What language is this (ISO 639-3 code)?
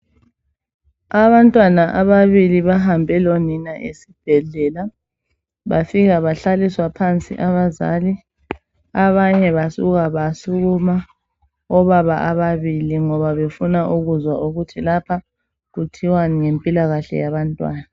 nde